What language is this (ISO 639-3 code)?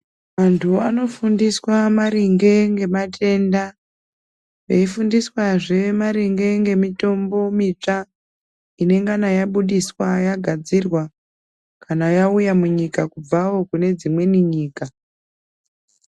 ndc